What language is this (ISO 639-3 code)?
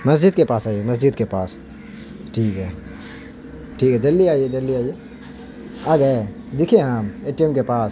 urd